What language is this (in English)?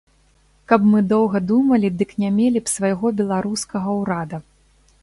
Belarusian